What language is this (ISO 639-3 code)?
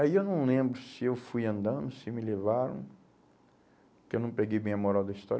por